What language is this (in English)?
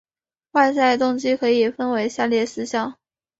Chinese